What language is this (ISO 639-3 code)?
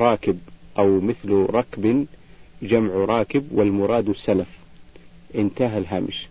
ara